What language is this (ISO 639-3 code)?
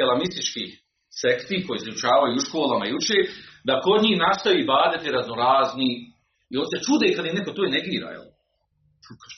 hrv